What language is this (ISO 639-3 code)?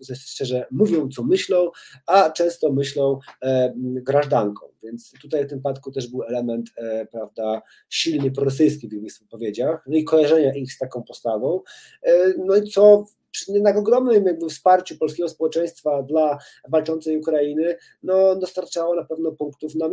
pol